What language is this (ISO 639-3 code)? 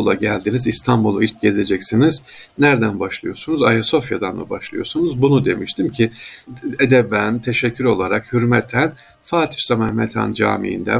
tur